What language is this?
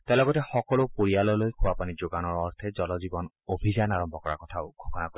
Assamese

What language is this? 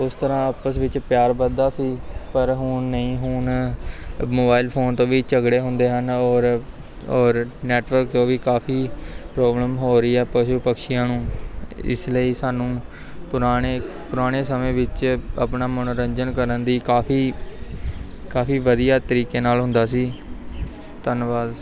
Punjabi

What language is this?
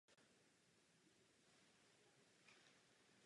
Czech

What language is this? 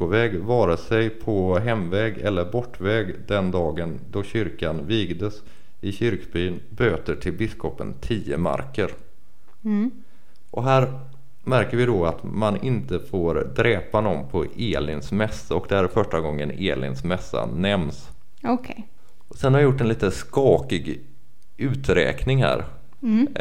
Swedish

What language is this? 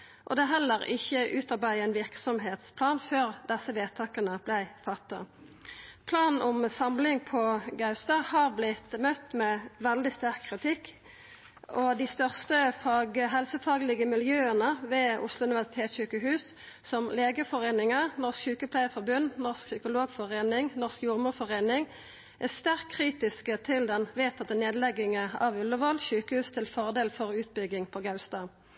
Norwegian Nynorsk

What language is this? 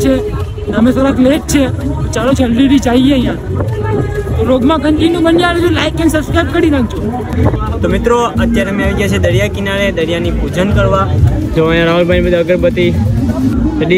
Gujarati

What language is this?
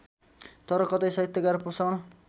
Nepali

